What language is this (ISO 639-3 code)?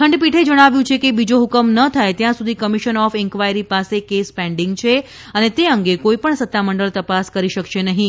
guj